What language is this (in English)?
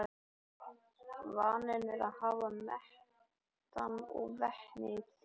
Icelandic